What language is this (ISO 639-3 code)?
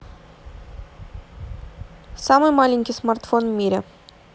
rus